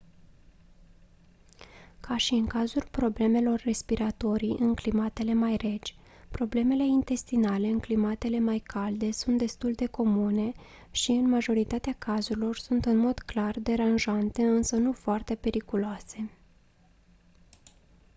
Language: Romanian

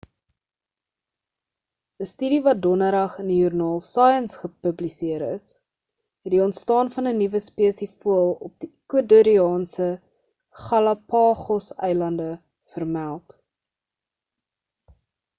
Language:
Afrikaans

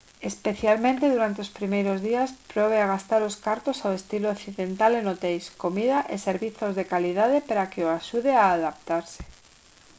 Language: Galician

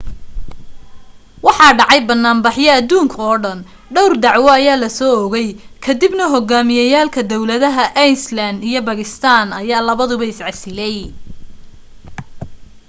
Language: Somali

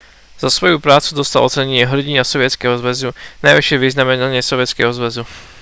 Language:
Slovak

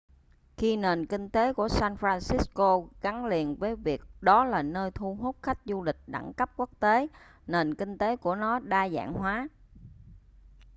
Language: Vietnamese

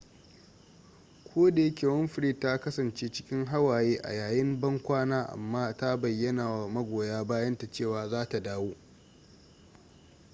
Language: Hausa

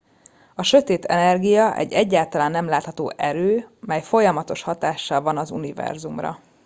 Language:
Hungarian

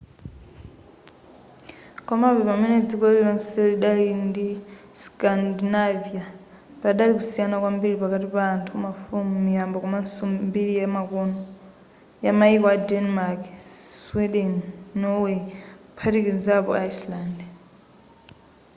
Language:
Nyanja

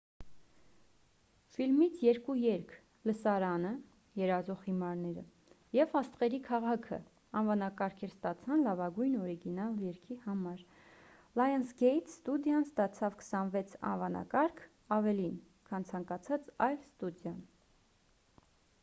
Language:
Armenian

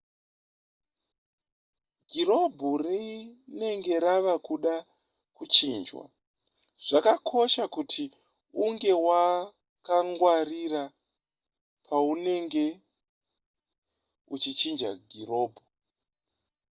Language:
Shona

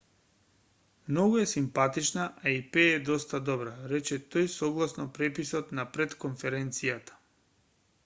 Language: Macedonian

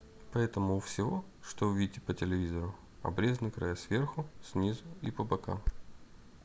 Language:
Russian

